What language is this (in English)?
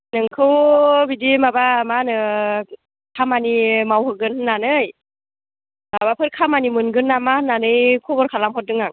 Bodo